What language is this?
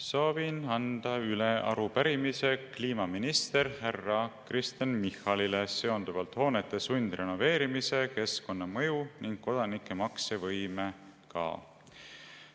Estonian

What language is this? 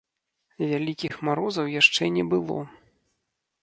Belarusian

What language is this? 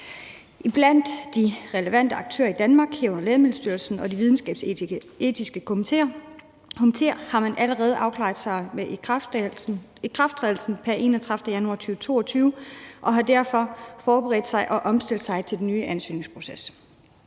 Danish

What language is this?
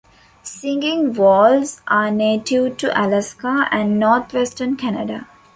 English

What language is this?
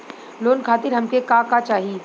Bhojpuri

